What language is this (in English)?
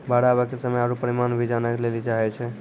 Maithili